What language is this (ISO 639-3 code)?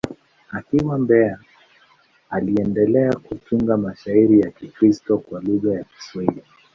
swa